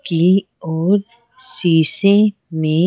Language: Hindi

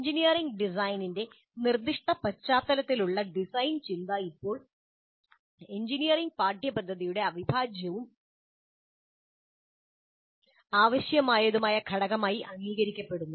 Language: Malayalam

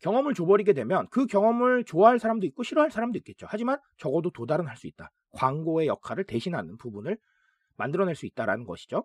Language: Korean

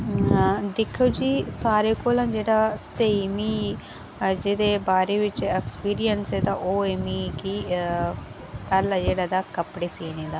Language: Dogri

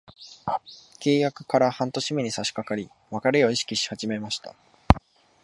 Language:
Japanese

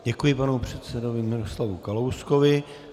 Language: Czech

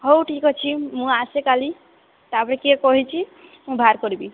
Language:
Odia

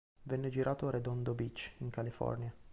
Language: Italian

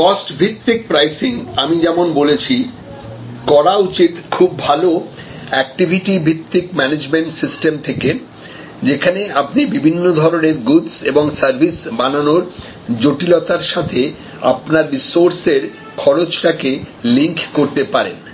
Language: Bangla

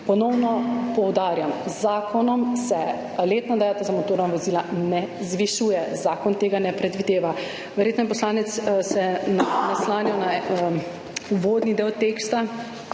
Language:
Slovenian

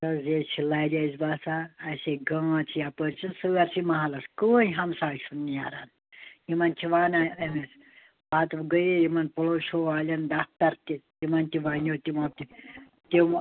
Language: Kashmiri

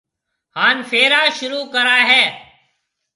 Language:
Marwari (Pakistan)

